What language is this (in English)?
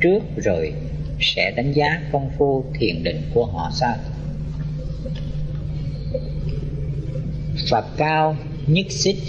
Vietnamese